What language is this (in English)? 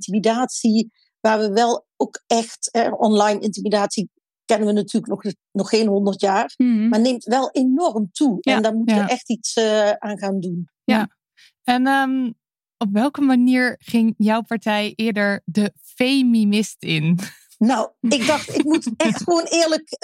Dutch